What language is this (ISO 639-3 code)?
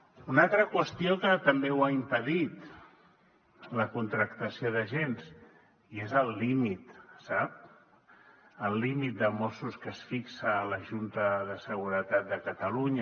cat